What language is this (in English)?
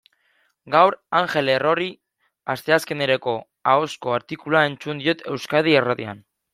Basque